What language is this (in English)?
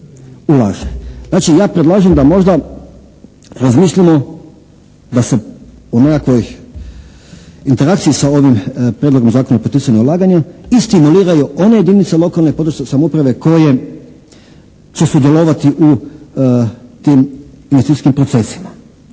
Croatian